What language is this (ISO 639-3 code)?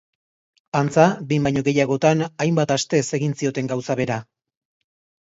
eus